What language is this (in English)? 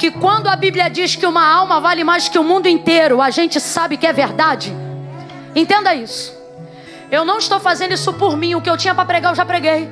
Portuguese